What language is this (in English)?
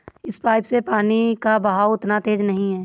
Hindi